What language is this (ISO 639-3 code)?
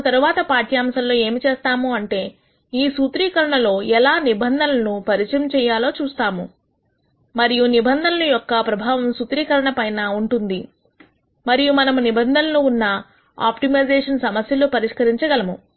tel